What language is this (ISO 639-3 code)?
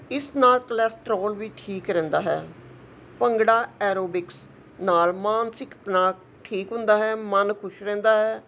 pan